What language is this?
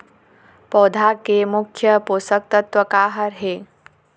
Chhattisgarhi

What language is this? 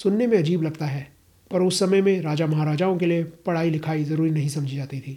Hindi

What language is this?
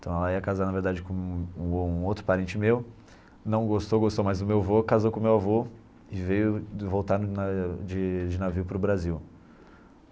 Portuguese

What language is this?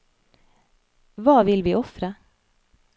Norwegian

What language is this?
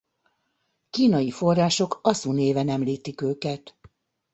Hungarian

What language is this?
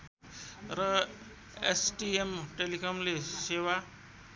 Nepali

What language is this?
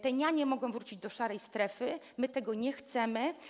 Polish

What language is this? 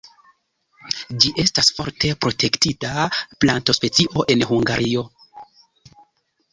Esperanto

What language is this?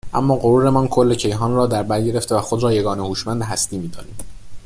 Persian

